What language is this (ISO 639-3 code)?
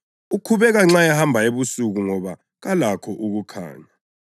nde